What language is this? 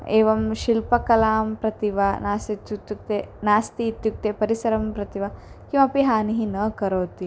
Sanskrit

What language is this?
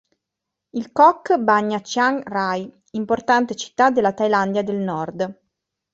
Italian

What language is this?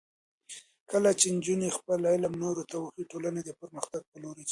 Pashto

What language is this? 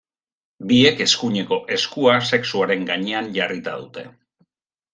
Basque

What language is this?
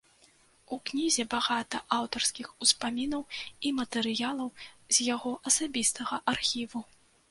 Belarusian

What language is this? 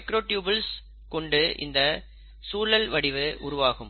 Tamil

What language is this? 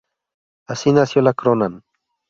Spanish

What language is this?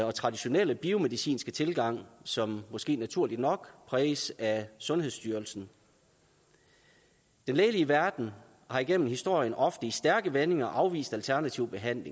Danish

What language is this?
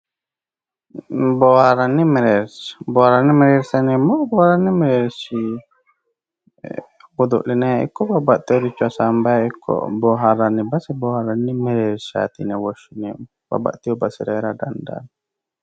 Sidamo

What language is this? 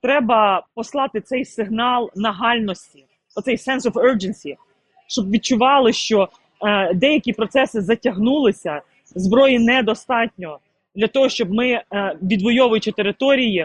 Ukrainian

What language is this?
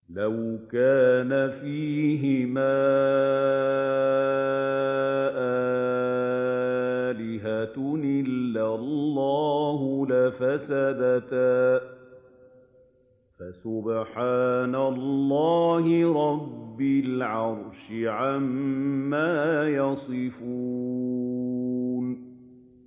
Arabic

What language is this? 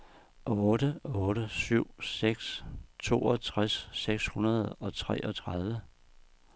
Danish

